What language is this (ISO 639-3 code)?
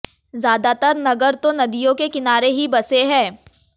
hin